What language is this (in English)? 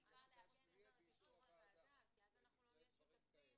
Hebrew